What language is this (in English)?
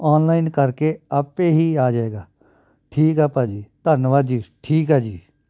Punjabi